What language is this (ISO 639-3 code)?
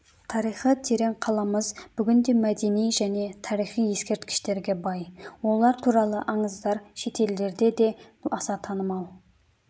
kaz